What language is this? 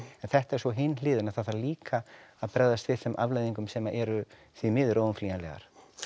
Icelandic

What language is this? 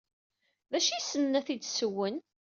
Kabyle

